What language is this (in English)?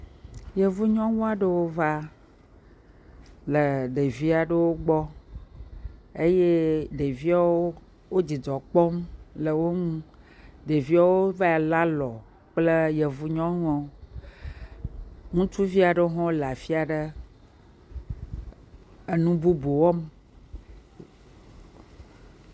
Ewe